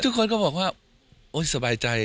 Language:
Thai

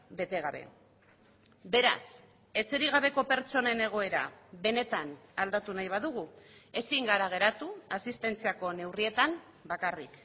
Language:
Basque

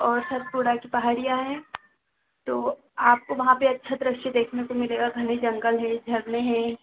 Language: Hindi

